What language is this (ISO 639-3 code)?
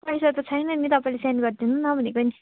nep